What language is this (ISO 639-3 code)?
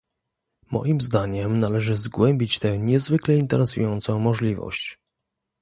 pol